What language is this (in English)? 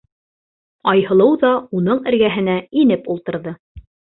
Bashkir